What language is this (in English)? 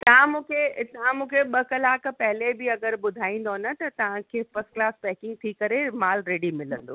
Sindhi